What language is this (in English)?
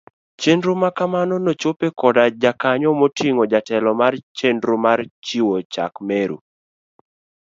Luo (Kenya and Tanzania)